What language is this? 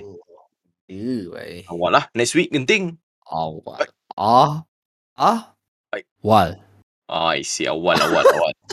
Malay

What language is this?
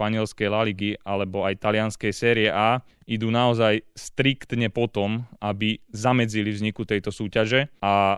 Slovak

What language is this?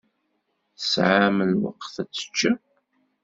Kabyle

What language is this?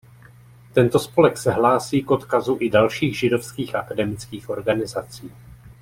Czech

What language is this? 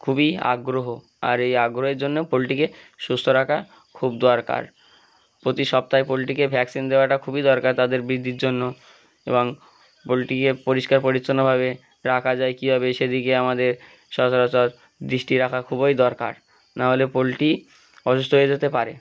Bangla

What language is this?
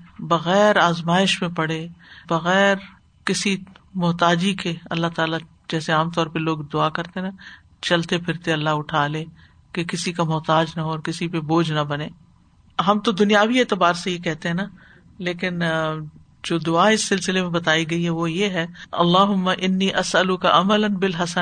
Urdu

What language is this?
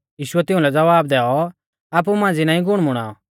Mahasu Pahari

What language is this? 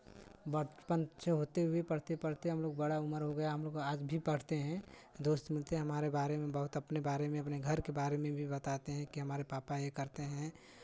Hindi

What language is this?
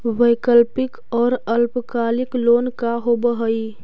Magahi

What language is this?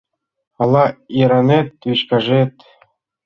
Mari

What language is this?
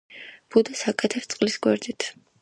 Georgian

